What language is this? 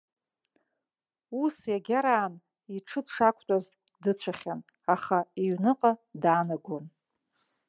Abkhazian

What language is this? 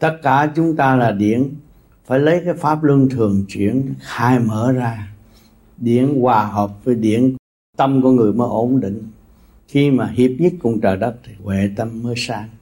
Vietnamese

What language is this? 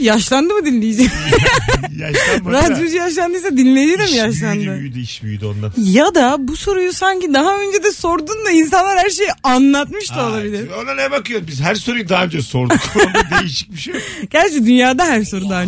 Turkish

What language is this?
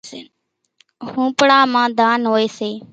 Kachi Koli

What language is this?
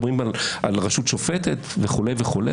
Hebrew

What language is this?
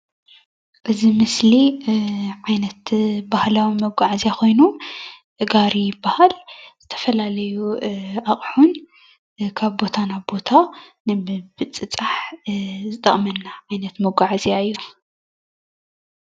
Tigrinya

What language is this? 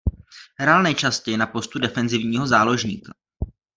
Czech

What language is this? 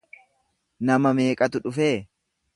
Oromo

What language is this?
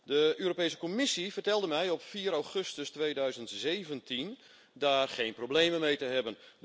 Dutch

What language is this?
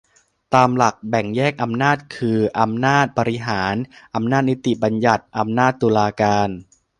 Thai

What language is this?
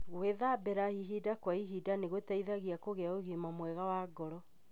Kikuyu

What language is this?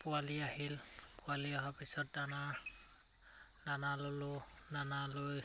Assamese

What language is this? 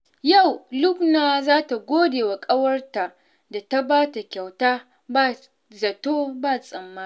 Hausa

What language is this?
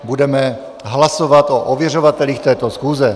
Czech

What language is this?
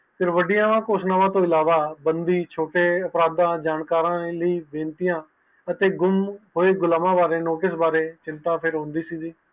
Punjabi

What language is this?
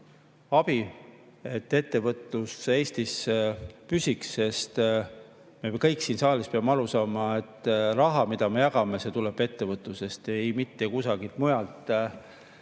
Estonian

